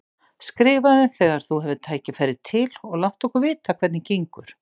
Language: Icelandic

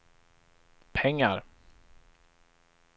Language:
Swedish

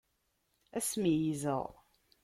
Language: Kabyle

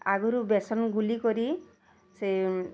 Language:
Odia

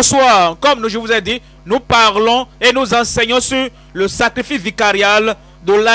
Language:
French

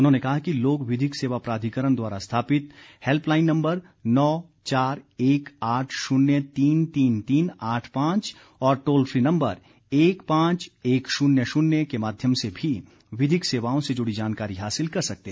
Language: Hindi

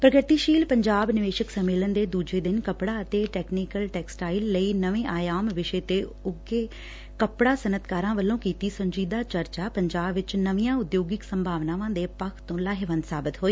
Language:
Punjabi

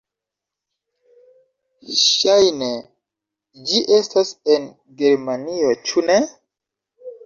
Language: Esperanto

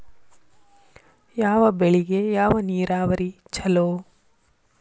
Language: Kannada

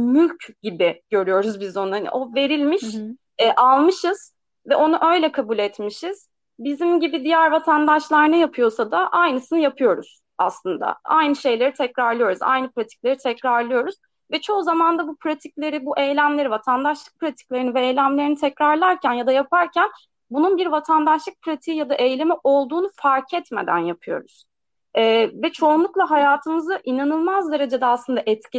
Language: Turkish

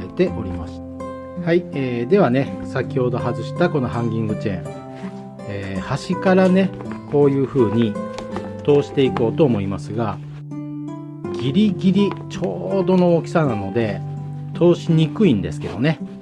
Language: Japanese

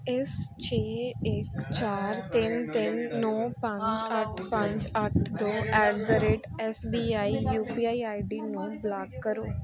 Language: Punjabi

